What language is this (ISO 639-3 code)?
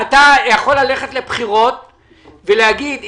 heb